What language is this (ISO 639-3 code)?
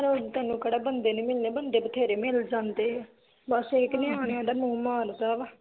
pan